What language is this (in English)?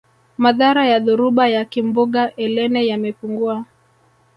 Swahili